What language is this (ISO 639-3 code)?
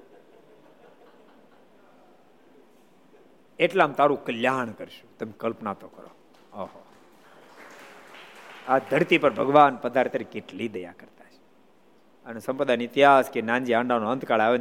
guj